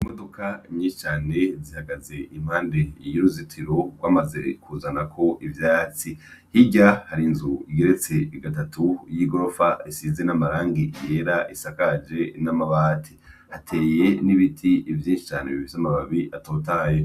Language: Rundi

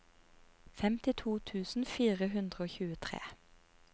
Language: Norwegian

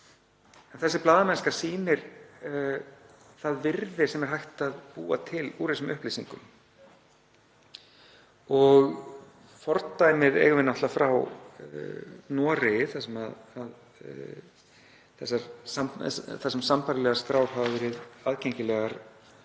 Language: Icelandic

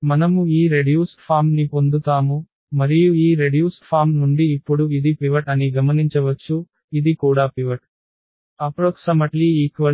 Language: Telugu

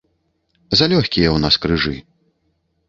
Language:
Belarusian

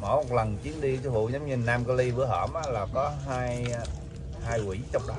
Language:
Vietnamese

